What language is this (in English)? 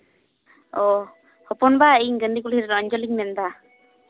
Santali